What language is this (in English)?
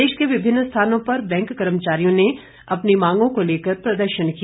Hindi